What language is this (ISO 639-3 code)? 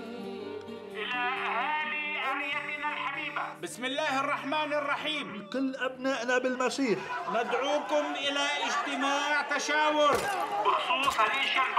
ara